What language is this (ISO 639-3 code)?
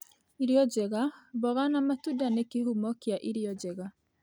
kik